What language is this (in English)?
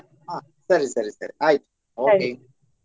Kannada